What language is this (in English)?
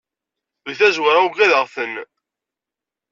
Kabyle